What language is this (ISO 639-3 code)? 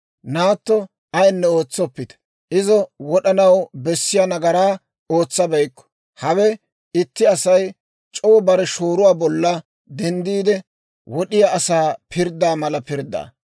dwr